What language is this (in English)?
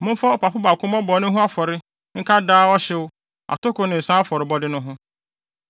Akan